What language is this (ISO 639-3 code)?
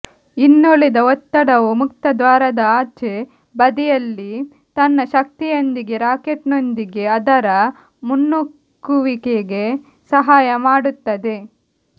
kan